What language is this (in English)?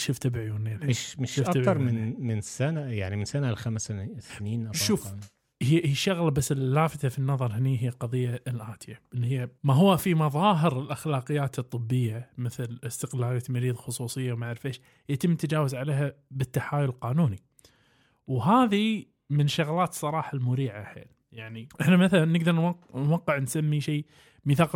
Arabic